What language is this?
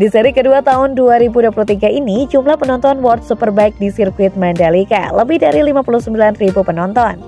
Indonesian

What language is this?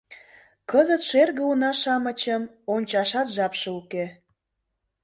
Mari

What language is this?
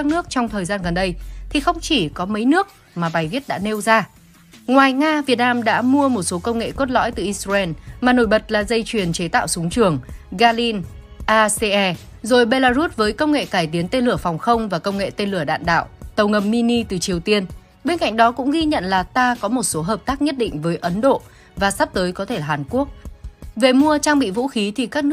Vietnamese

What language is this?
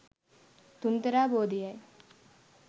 Sinhala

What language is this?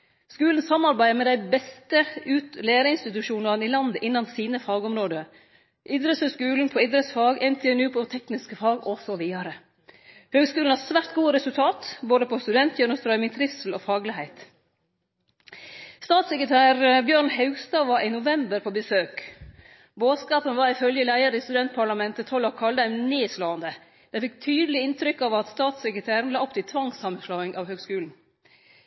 Norwegian Nynorsk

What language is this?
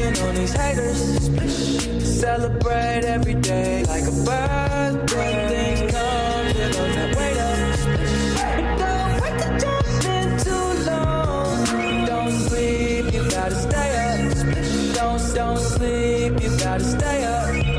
Danish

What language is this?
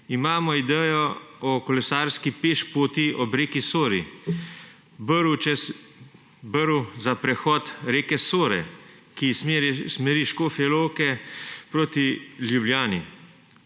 Slovenian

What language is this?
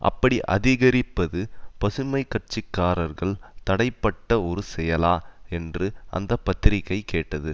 Tamil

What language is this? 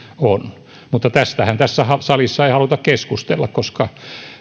Finnish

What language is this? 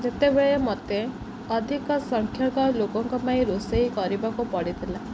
Odia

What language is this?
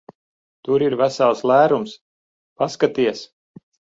Latvian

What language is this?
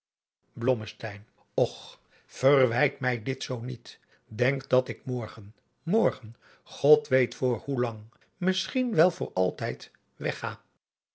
Dutch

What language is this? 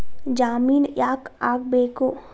Kannada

